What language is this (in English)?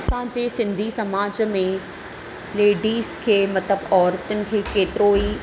Sindhi